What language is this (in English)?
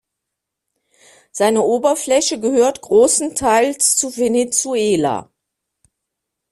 German